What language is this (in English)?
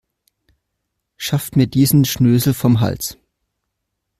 German